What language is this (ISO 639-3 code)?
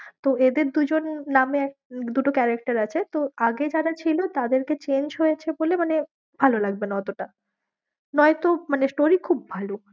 ben